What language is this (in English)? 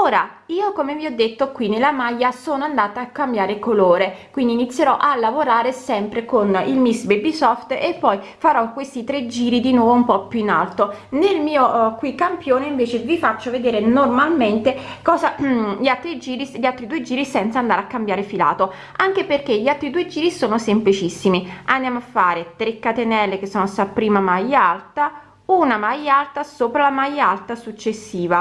Italian